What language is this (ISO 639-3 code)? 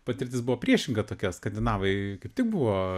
lit